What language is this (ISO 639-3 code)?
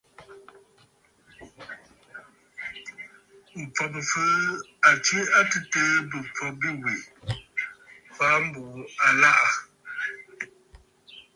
bfd